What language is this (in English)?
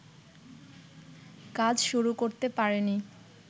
Bangla